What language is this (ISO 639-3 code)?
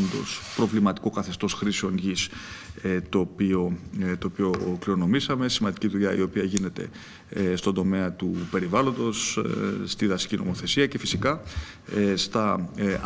ell